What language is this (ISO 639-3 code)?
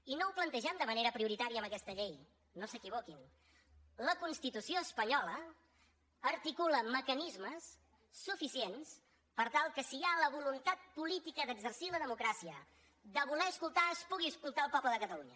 cat